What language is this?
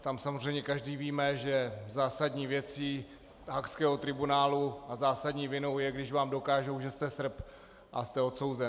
Czech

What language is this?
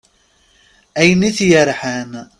Kabyle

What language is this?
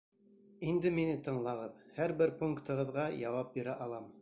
Bashkir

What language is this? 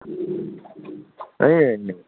Nepali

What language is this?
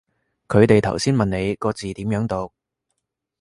Cantonese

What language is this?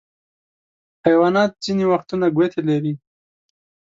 Pashto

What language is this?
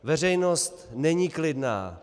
Czech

